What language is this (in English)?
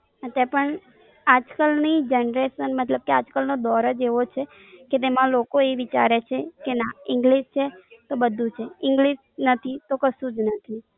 Gujarati